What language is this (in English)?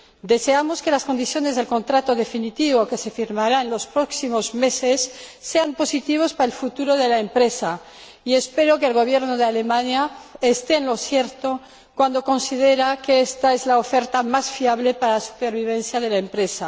Spanish